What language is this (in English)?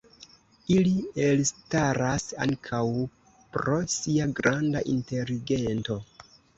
Esperanto